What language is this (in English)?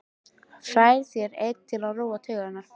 Icelandic